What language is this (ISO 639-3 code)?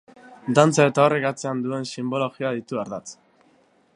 eus